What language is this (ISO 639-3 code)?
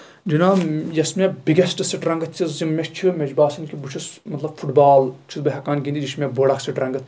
kas